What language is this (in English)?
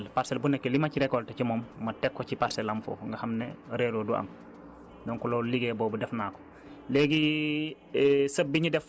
Wolof